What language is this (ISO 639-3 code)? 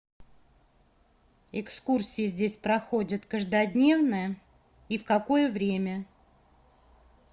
rus